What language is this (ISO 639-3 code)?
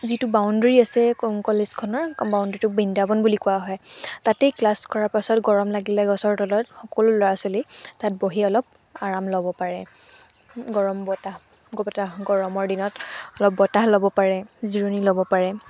asm